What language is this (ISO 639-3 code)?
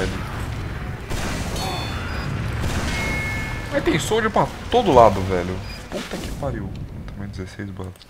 por